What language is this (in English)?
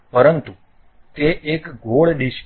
Gujarati